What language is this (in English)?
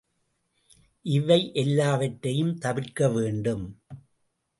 Tamil